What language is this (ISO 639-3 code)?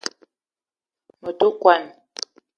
eto